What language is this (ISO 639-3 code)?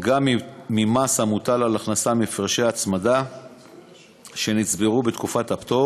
heb